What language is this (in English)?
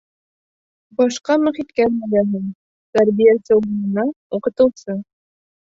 Bashkir